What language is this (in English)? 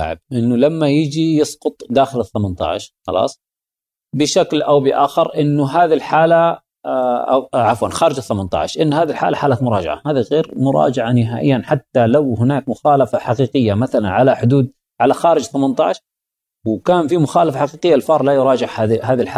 Arabic